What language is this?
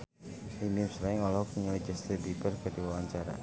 Sundanese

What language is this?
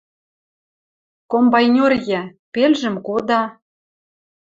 Western Mari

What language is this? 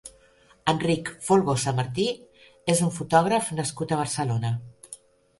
Catalan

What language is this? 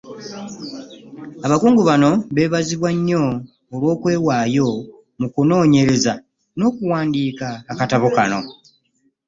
Ganda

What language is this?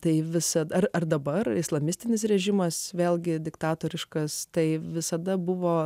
Lithuanian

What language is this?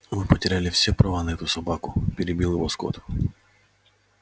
Russian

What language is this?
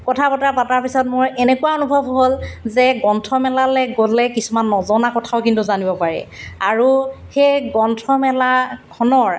Assamese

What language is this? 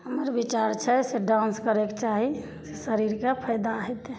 Maithili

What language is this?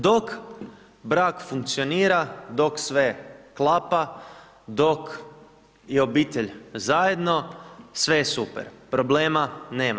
Croatian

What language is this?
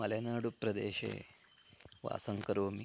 Sanskrit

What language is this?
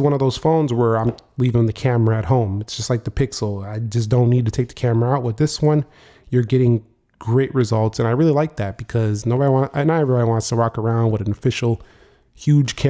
English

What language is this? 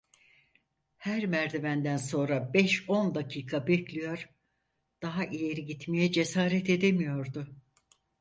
Turkish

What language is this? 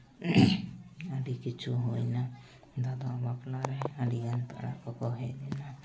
Santali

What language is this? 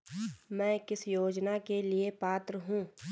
Hindi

